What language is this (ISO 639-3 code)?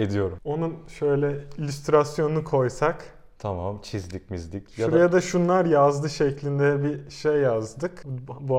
tur